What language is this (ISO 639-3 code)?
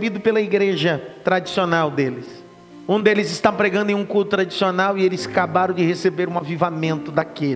por